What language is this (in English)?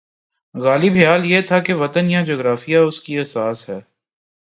Urdu